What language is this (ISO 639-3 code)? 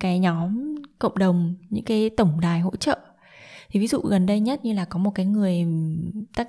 vie